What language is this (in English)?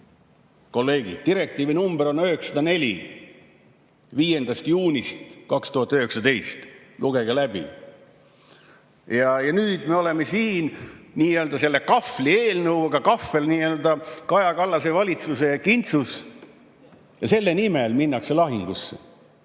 Estonian